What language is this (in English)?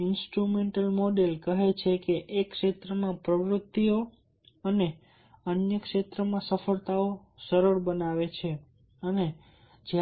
Gujarati